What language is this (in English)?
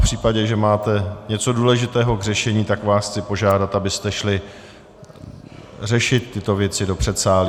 Czech